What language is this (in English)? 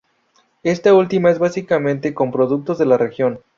Spanish